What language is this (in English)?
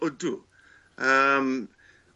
Welsh